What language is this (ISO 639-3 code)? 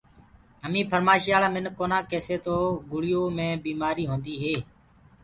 ggg